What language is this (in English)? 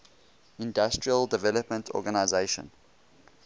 English